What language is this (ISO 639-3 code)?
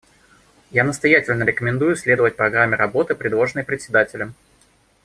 rus